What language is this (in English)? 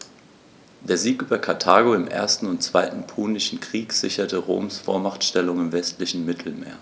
German